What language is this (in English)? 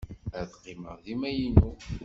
Kabyle